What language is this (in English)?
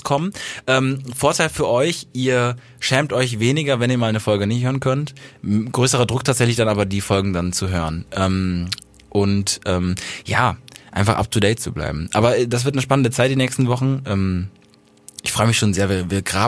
German